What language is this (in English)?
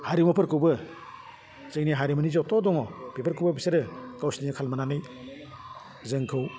Bodo